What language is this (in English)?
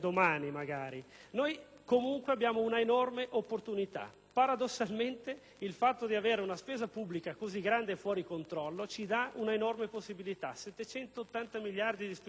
Italian